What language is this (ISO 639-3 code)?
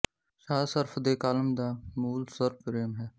pan